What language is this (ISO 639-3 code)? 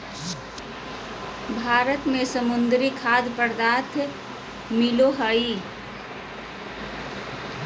mag